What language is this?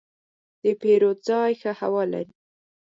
Pashto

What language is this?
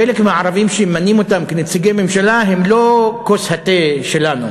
Hebrew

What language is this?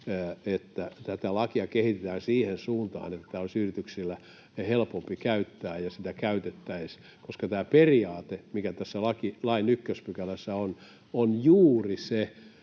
Finnish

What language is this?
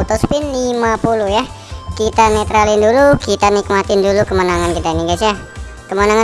Indonesian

